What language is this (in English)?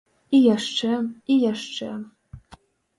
Belarusian